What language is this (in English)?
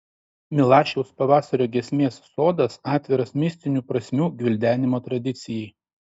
Lithuanian